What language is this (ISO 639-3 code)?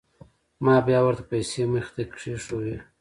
pus